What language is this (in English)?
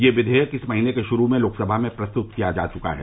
Hindi